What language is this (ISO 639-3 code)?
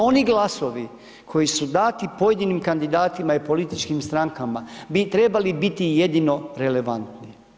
hrv